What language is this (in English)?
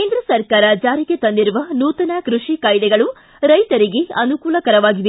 Kannada